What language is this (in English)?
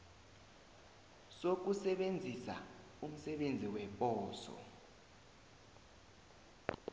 South Ndebele